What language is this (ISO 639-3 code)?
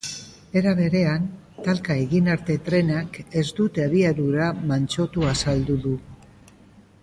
eus